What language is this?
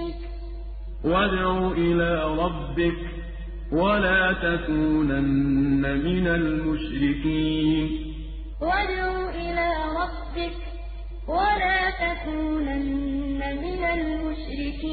Arabic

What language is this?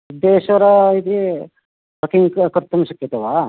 Sanskrit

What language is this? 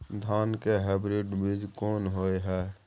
Maithili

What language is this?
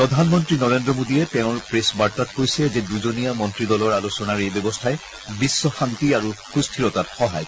Assamese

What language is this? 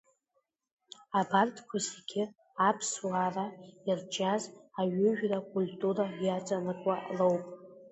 Abkhazian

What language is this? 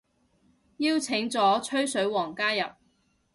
Cantonese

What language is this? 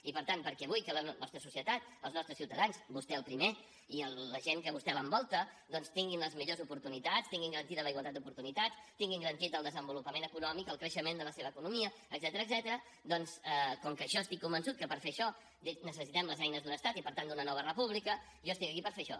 Catalan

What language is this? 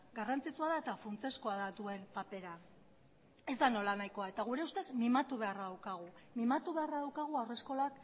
Basque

